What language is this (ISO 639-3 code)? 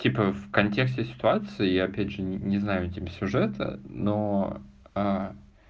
rus